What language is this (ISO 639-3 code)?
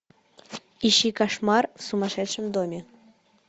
rus